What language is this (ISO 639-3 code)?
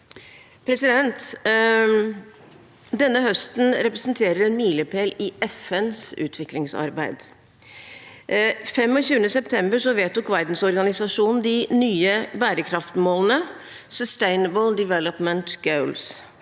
nor